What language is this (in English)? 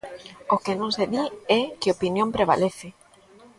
Galician